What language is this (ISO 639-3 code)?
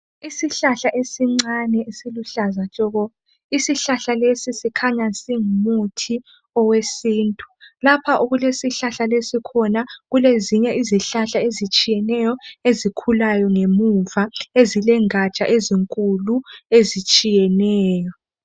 nde